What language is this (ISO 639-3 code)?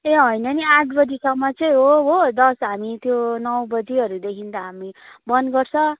nep